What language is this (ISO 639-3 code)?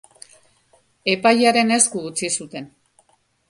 eus